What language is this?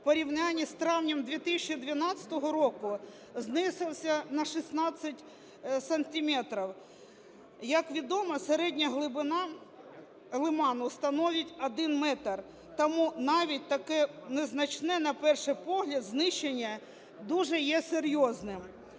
Ukrainian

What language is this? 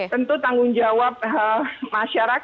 Indonesian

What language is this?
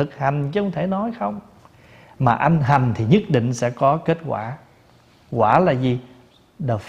Vietnamese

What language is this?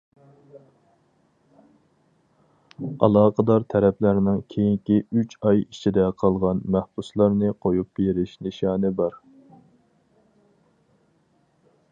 Uyghur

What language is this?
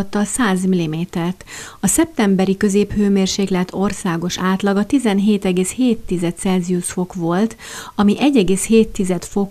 Hungarian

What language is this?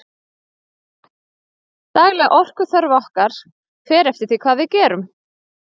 Icelandic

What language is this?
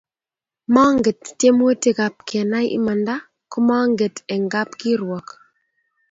Kalenjin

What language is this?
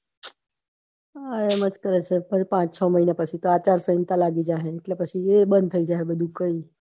Gujarati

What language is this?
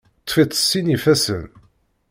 Kabyle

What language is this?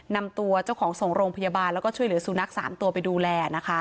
Thai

